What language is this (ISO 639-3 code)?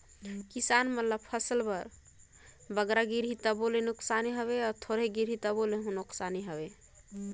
hne